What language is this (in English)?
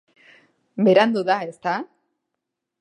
Basque